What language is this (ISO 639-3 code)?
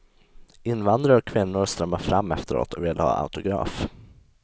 swe